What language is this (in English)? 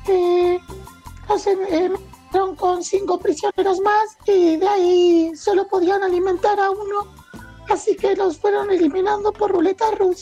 Spanish